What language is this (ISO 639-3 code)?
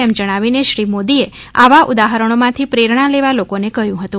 guj